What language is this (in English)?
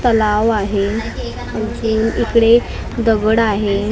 Marathi